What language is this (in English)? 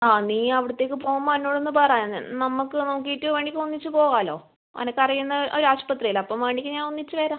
Malayalam